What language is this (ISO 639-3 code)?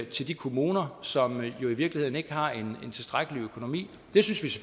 dan